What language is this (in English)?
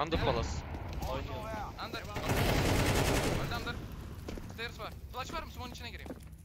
Turkish